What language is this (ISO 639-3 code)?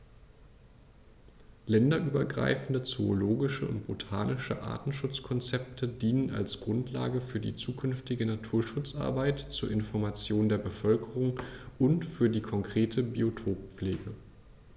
deu